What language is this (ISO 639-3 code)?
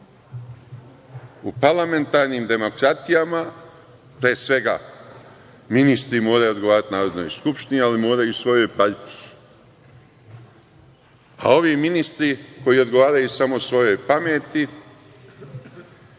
srp